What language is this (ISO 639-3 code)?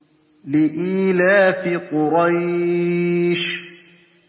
ara